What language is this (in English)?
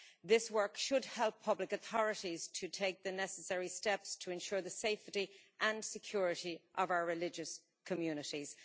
English